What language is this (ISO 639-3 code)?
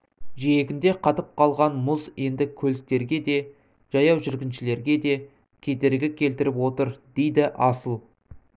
kaz